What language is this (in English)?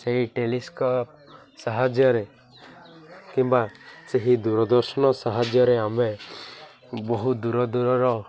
Odia